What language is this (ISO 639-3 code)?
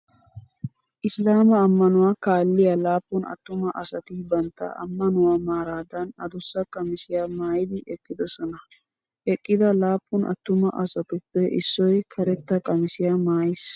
wal